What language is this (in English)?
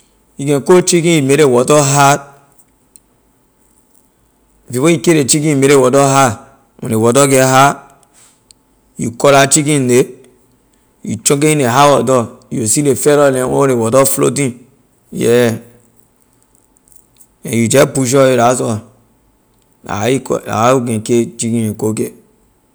Liberian English